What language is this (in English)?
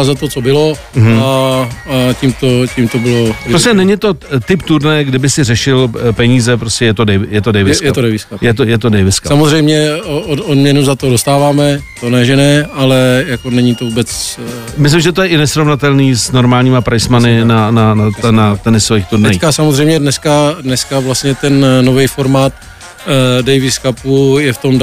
Czech